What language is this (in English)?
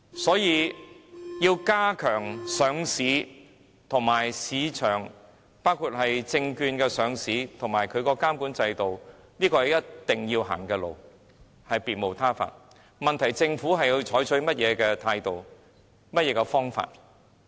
Cantonese